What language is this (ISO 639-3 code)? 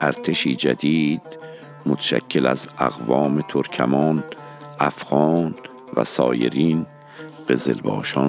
fas